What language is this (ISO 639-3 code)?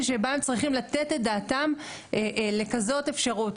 heb